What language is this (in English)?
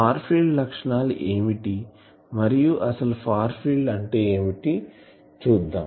Telugu